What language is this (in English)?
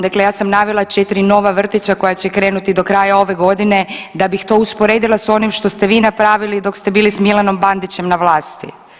Croatian